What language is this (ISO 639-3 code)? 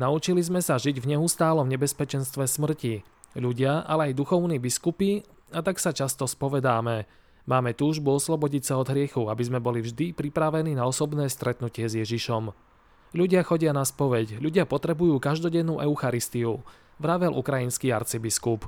slk